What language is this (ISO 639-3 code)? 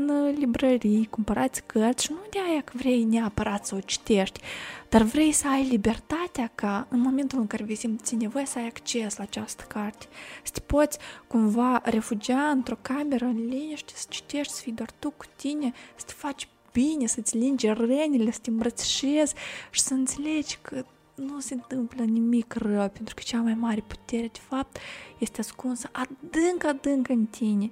ron